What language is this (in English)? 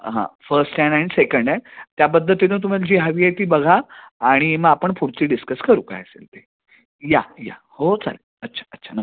Marathi